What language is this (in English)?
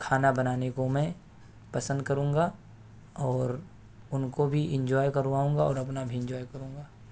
Urdu